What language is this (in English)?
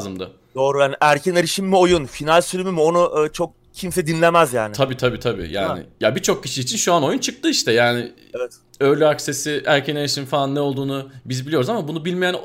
Turkish